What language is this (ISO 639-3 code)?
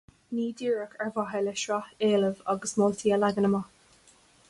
gle